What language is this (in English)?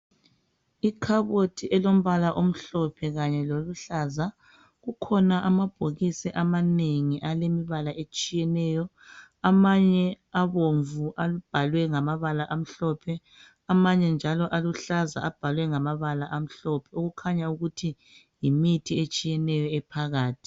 North Ndebele